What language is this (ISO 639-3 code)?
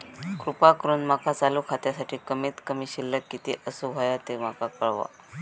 mar